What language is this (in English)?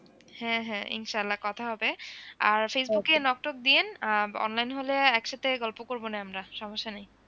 Bangla